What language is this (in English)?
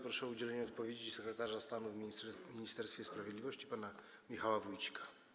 Polish